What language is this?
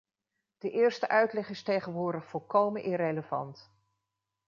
Dutch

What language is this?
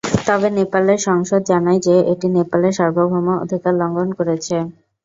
Bangla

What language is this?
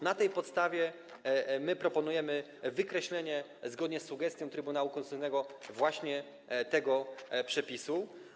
Polish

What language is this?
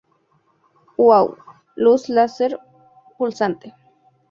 Spanish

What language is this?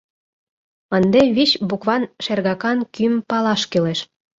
Mari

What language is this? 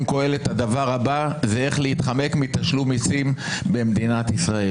Hebrew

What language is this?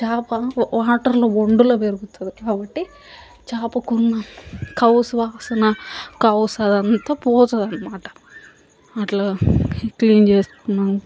Telugu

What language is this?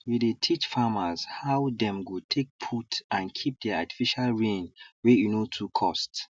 Nigerian Pidgin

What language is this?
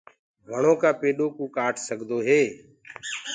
Gurgula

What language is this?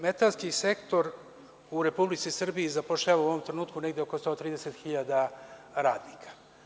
Serbian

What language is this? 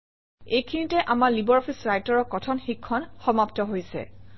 Assamese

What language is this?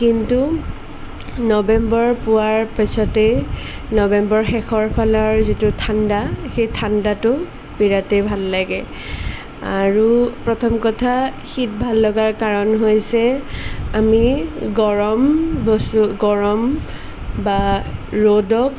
Assamese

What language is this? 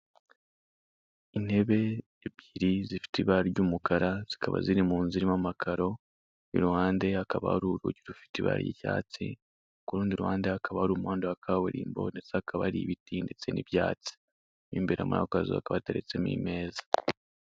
Kinyarwanda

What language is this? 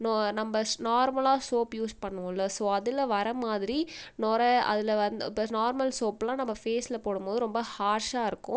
Tamil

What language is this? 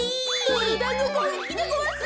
Japanese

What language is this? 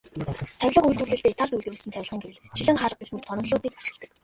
Mongolian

